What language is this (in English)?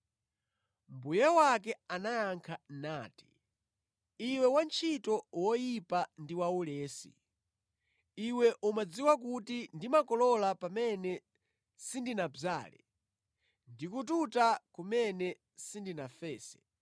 Nyanja